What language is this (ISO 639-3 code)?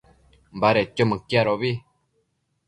mcf